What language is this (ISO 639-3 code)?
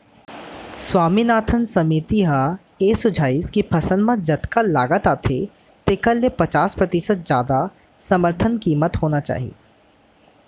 hne